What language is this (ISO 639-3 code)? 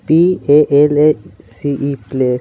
hin